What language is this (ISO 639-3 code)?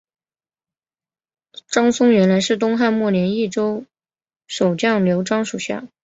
zho